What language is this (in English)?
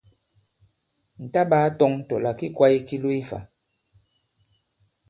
Bankon